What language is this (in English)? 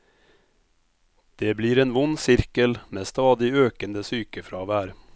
Norwegian